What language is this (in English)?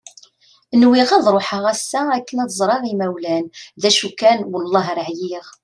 Kabyle